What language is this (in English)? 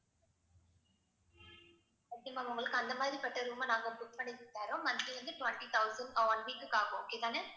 Tamil